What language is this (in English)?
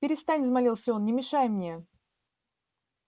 Russian